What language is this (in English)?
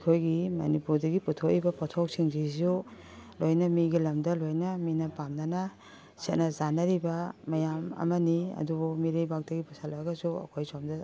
Manipuri